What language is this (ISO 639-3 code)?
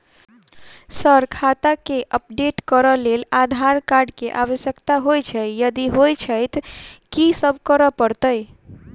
mai